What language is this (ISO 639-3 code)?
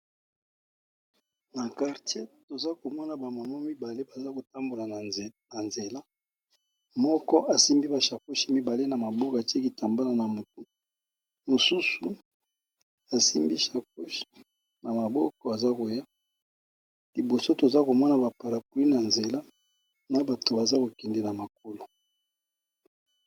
lin